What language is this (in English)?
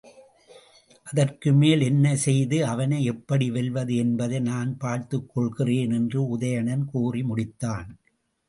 Tamil